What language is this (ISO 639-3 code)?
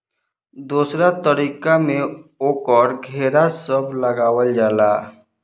bho